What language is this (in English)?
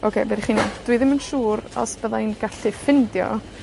Welsh